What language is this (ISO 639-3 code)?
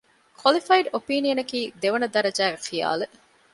div